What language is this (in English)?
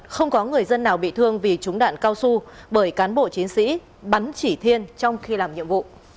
Vietnamese